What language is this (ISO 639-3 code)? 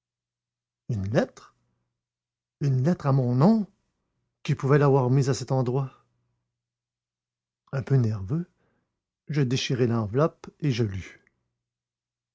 fra